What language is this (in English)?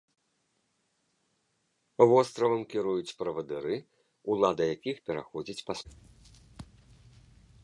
Belarusian